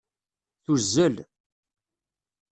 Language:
Kabyle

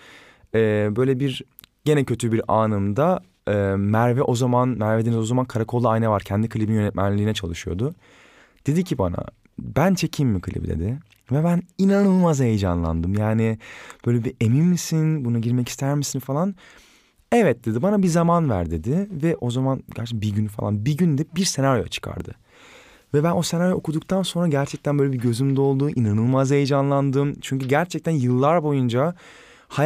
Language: Turkish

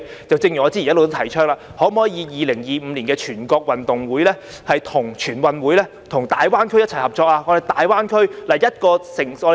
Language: Cantonese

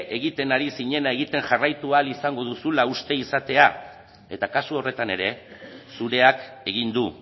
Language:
Basque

